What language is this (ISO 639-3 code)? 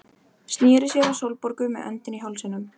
isl